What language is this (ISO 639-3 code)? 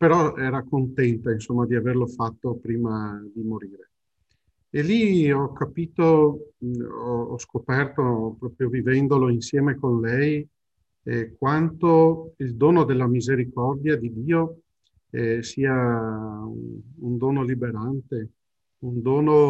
ita